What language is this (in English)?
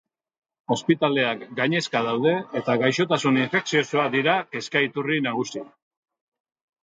Basque